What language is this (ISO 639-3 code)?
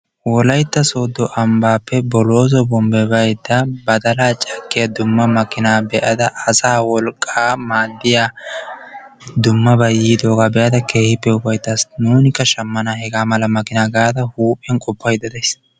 wal